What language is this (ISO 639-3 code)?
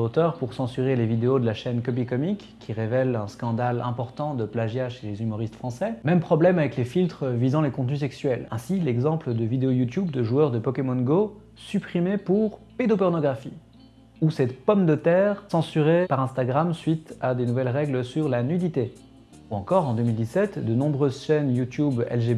fra